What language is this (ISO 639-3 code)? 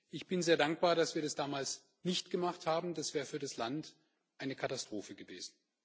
deu